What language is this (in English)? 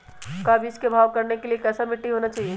Magahi